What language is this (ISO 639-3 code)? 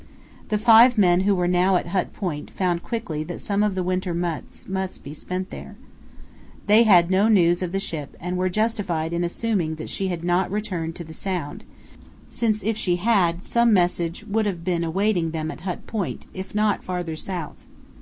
eng